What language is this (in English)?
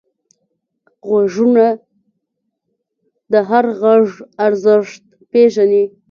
Pashto